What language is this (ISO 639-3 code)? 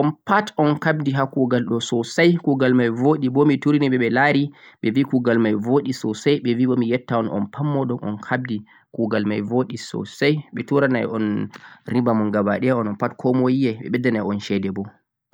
fuq